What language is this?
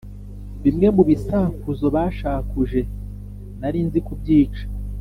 Kinyarwanda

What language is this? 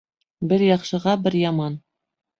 Bashkir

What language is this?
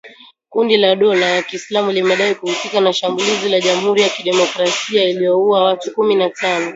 Swahili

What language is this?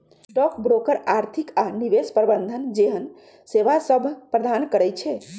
Magahi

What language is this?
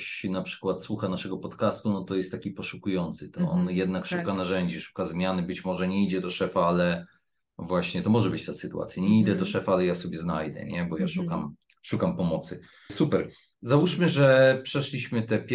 Polish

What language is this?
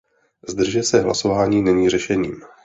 Czech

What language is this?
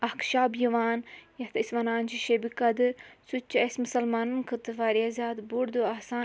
Kashmiri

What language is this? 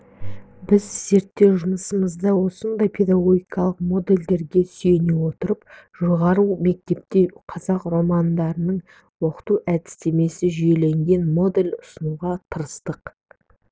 Kazakh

